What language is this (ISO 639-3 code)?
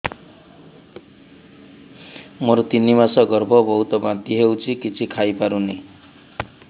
ori